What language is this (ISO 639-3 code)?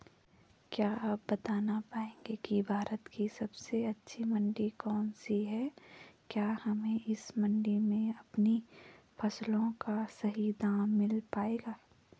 hin